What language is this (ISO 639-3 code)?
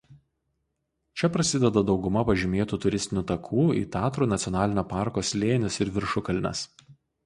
lit